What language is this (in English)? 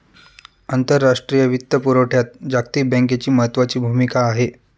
Marathi